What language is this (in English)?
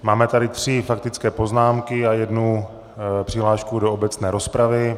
Czech